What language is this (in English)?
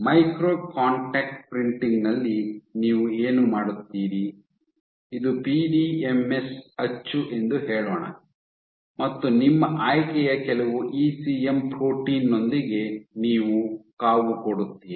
Kannada